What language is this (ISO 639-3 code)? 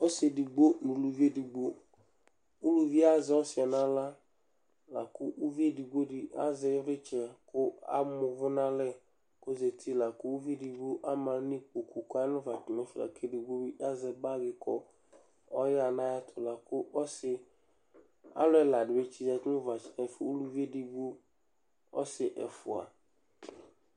kpo